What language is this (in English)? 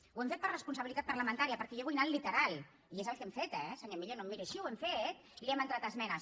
Catalan